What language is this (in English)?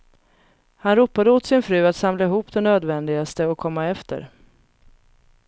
Swedish